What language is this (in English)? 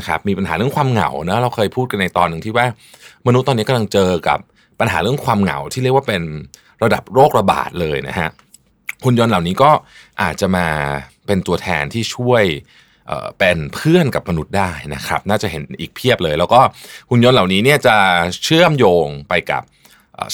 Thai